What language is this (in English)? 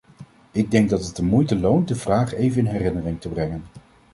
Dutch